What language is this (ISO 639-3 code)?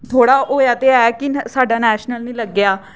doi